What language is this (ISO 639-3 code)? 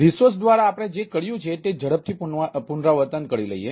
guj